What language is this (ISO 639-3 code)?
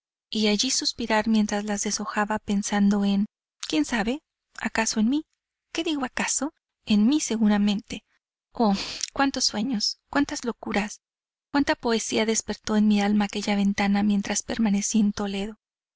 spa